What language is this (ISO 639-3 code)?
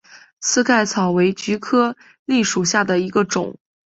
zho